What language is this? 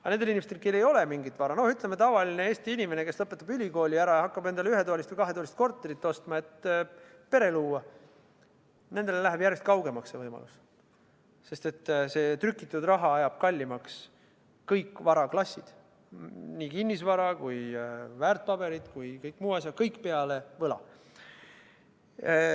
Estonian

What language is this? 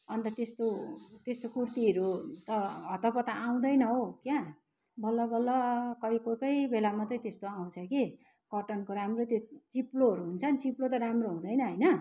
Nepali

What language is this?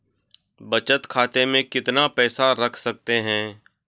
Hindi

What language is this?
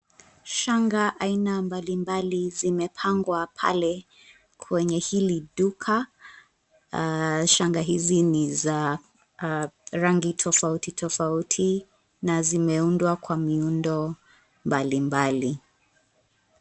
Swahili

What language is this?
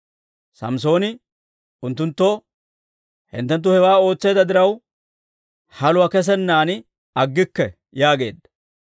Dawro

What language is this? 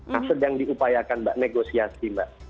Indonesian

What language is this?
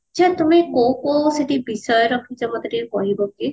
Odia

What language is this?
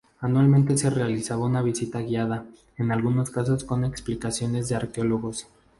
Spanish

